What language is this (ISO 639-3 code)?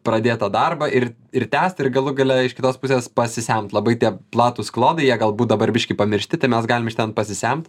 lit